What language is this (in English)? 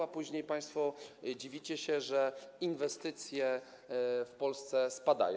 Polish